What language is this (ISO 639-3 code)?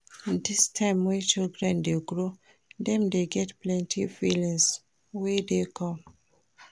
pcm